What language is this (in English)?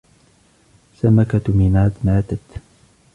Arabic